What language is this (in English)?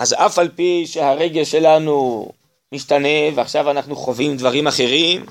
Hebrew